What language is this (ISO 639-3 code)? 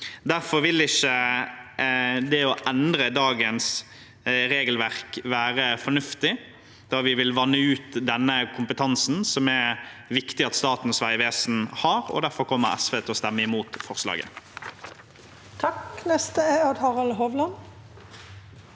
nor